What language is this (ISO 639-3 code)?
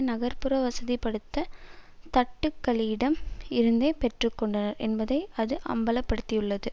tam